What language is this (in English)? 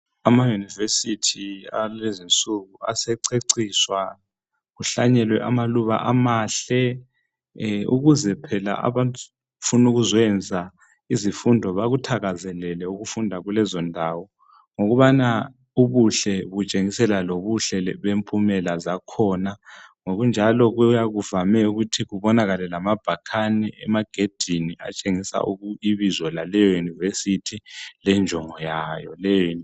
North Ndebele